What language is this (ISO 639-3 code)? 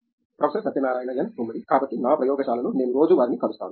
tel